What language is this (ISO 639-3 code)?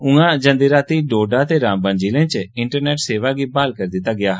doi